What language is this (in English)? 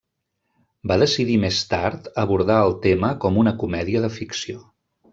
Catalan